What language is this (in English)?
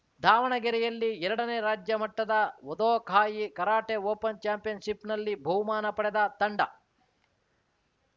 Kannada